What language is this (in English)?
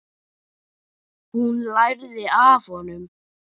Icelandic